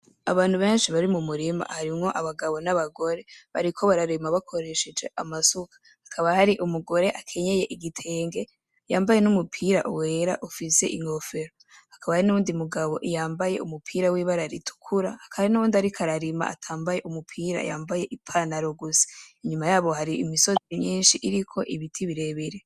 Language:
Rundi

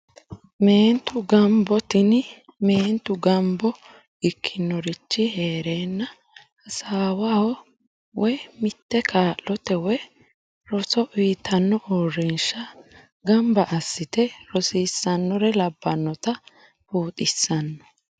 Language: Sidamo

